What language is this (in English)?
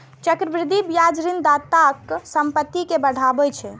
Maithili